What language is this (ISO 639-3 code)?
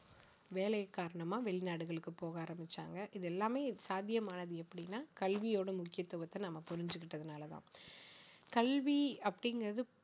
tam